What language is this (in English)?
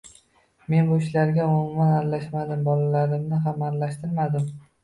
Uzbek